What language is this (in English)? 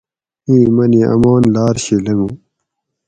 Gawri